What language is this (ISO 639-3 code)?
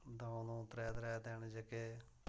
doi